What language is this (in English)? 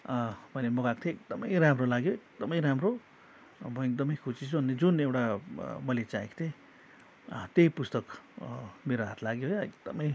Nepali